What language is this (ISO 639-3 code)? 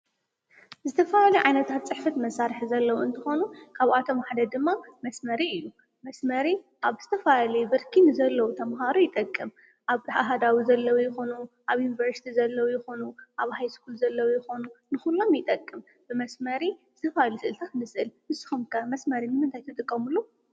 tir